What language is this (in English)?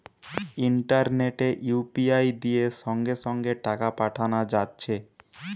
Bangla